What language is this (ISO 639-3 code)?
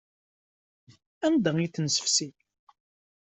kab